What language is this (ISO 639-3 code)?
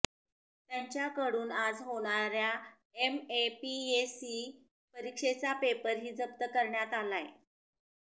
mar